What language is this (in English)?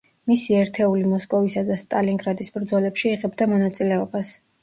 Georgian